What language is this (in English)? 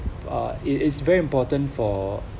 English